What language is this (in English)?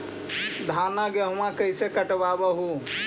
Magahi